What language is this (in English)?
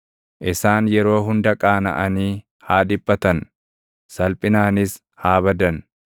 Oromo